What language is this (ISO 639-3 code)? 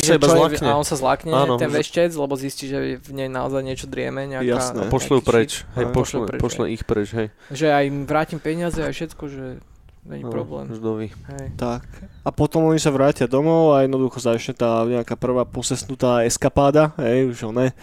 slk